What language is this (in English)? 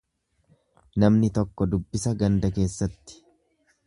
Oromo